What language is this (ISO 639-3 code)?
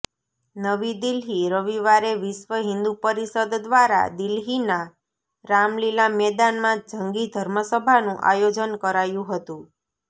guj